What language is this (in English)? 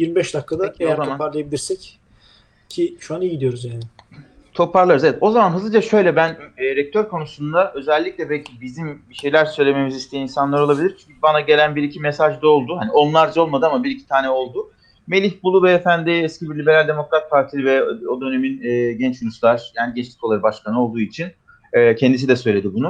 Turkish